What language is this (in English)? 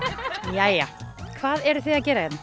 Icelandic